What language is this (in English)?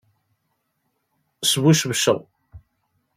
Kabyle